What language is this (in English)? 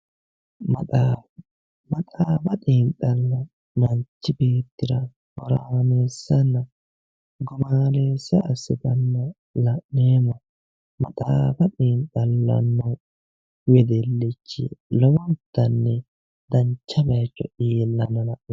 Sidamo